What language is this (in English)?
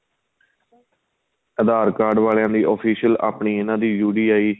Punjabi